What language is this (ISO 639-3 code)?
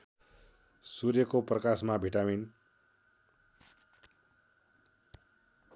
nep